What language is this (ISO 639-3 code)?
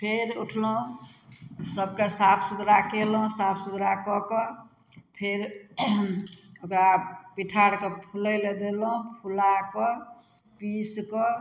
mai